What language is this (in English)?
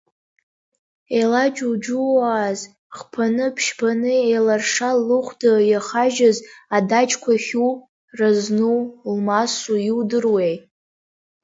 Abkhazian